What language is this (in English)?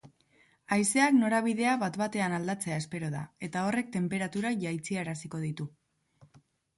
Basque